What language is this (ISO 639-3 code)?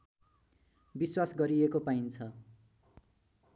nep